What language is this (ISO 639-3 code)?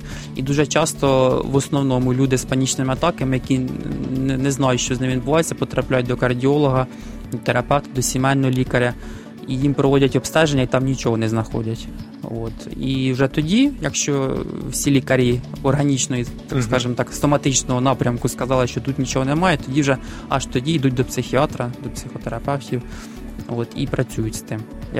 ukr